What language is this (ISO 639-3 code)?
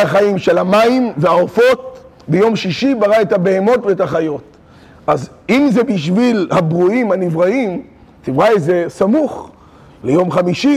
heb